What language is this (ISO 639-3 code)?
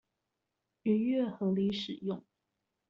zho